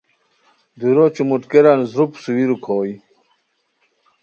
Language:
Khowar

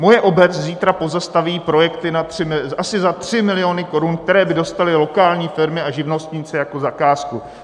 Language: Czech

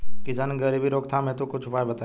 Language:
Bhojpuri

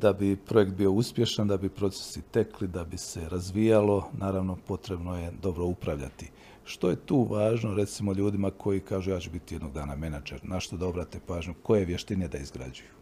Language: Croatian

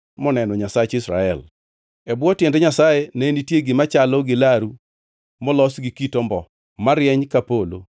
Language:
Luo (Kenya and Tanzania)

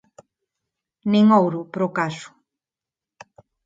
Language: Galician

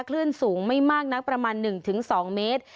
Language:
Thai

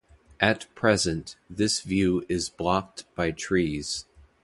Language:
English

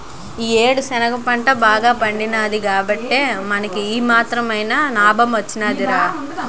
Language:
Telugu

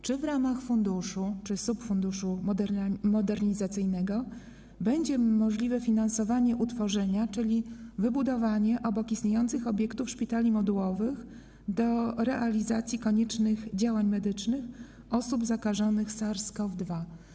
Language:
Polish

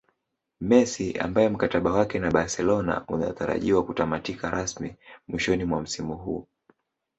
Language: Swahili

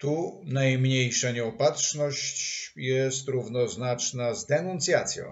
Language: Polish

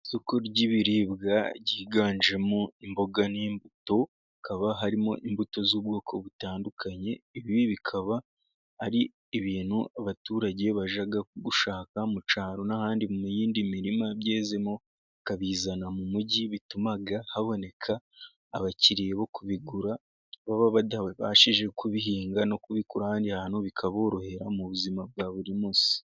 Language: Kinyarwanda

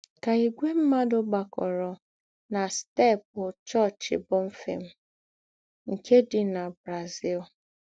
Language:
Igbo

